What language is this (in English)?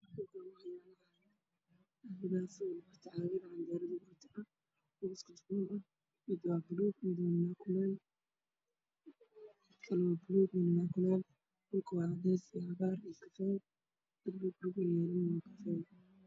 Somali